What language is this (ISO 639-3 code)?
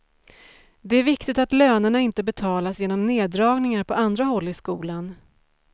swe